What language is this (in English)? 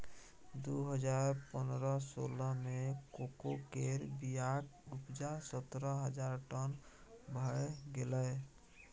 Maithili